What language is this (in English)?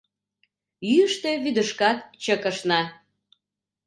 Mari